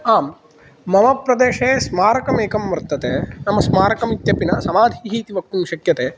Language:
Sanskrit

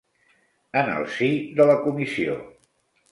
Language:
Catalan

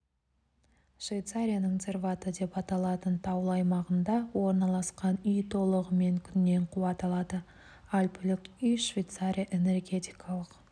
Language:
Kazakh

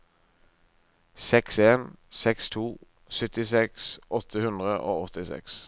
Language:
Norwegian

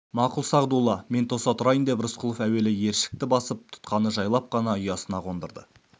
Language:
Kazakh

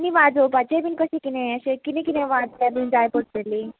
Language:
Konkani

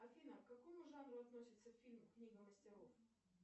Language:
Russian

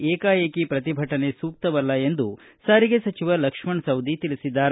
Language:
Kannada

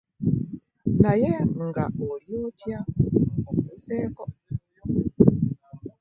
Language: Ganda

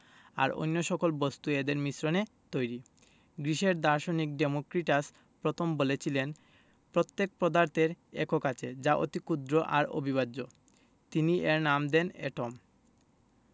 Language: Bangla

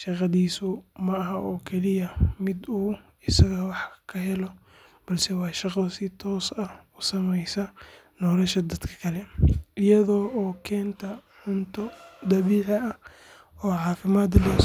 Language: Somali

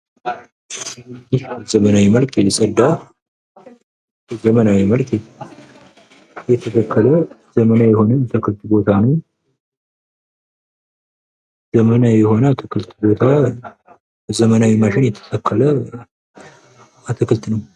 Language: Amharic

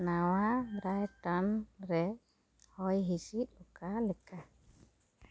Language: Santali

